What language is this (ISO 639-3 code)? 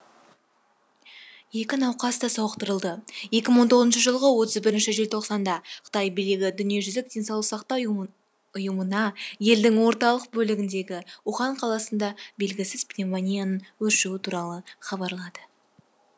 kaz